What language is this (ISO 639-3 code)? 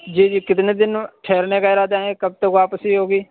urd